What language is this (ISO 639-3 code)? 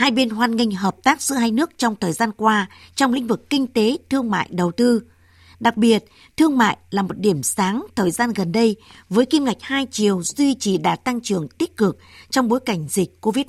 vie